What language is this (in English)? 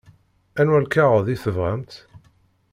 Kabyle